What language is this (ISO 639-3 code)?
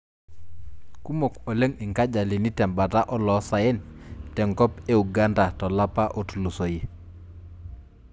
mas